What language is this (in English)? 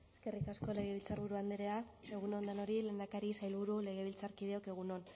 Basque